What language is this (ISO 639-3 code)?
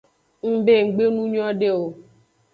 ajg